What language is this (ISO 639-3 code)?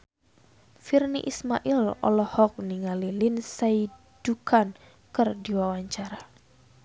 sun